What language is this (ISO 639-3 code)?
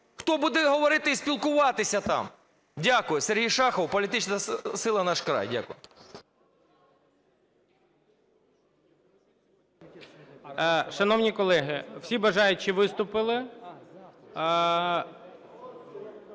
ukr